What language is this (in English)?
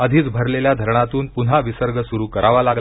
Marathi